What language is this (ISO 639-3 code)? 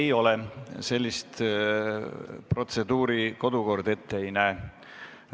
est